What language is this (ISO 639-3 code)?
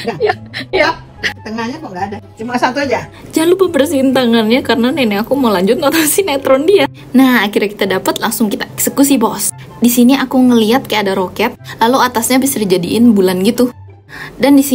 ind